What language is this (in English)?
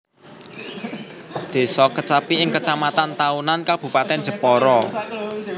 Javanese